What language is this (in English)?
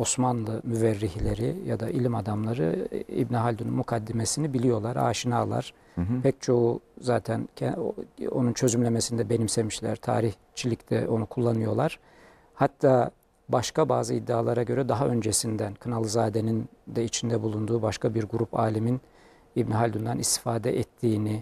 Turkish